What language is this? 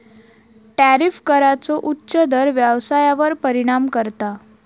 Marathi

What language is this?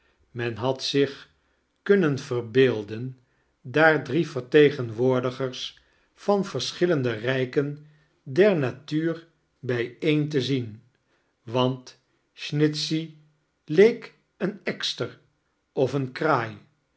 Dutch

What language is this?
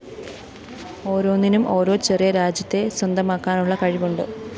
Malayalam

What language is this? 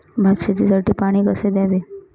Marathi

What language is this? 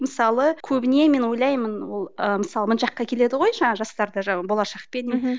Kazakh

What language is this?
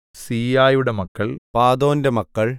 Malayalam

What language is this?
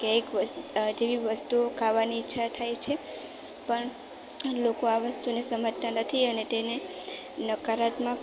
Gujarati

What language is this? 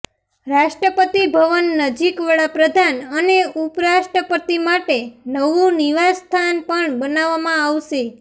Gujarati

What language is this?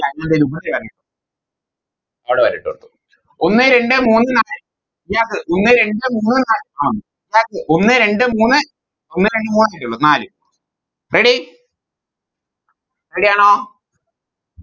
Malayalam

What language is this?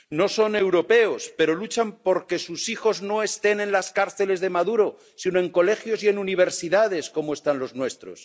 Spanish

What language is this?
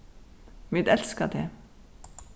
Faroese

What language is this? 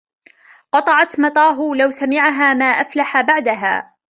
Arabic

